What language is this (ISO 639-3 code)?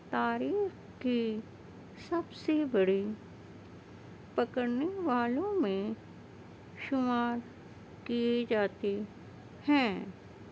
urd